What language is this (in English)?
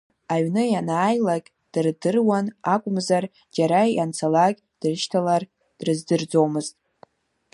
Abkhazian